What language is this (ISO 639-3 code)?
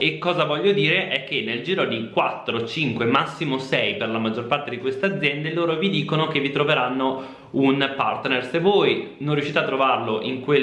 ita